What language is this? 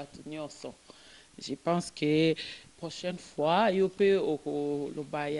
French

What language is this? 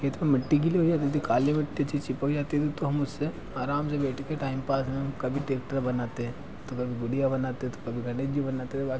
Hindi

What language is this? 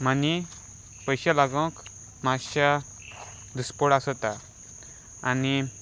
Konkani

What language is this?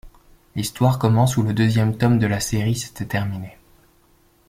French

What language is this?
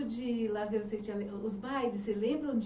Portuguese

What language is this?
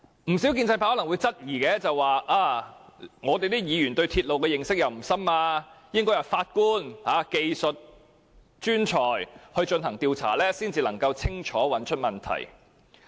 Cantonese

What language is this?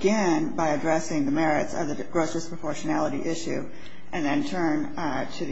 English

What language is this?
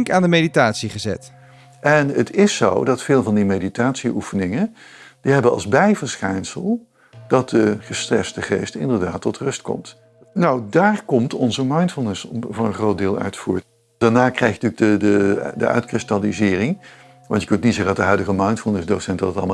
Dutch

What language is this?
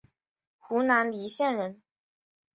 Chinese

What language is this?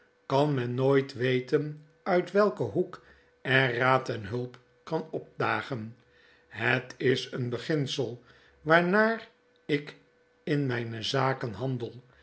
Dutch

